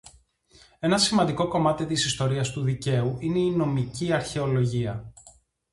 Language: Greek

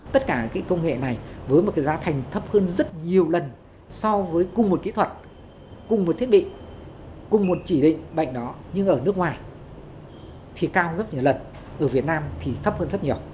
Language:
Vietnamese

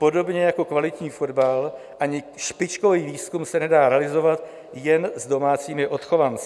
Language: Czech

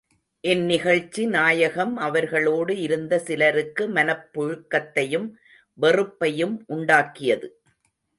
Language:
Tamil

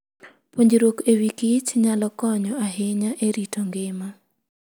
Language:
Luo (Kenya and Tanzania)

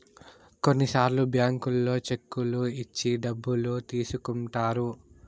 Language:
Telugu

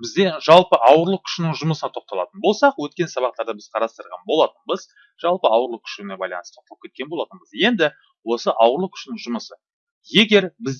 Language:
Turkish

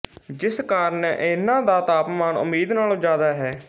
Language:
Punjabi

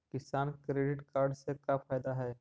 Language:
Magahi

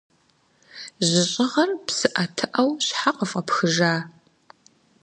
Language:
Kabardian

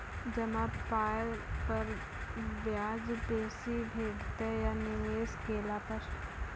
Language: Maithili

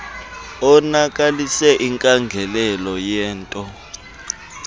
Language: Xhosa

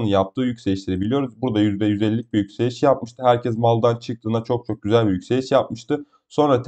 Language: Turkish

